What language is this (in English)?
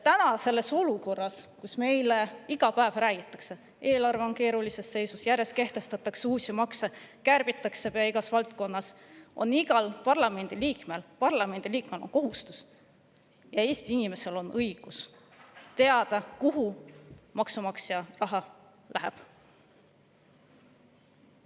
Estonian